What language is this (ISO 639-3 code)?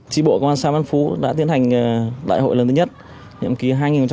vie